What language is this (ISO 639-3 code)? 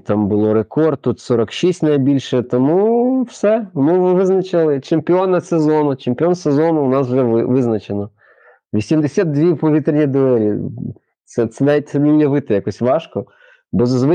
ukr